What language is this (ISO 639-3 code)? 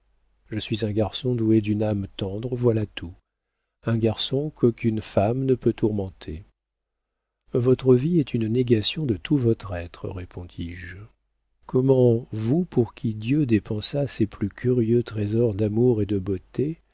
fra